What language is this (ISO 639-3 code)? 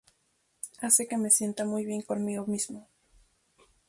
spa